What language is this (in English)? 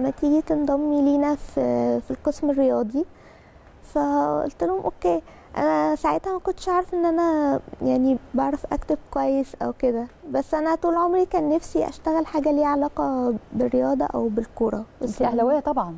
Arabic